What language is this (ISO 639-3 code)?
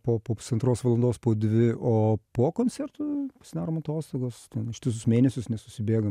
lit